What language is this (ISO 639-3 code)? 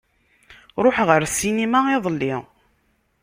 kab